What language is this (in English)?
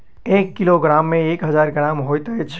Maithili